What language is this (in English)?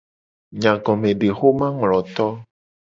Gen